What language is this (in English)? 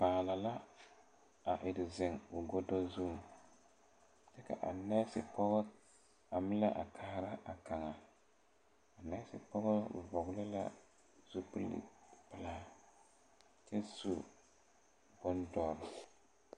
Southern Dagaare